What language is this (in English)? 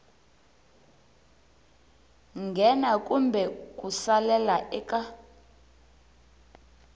Tsonga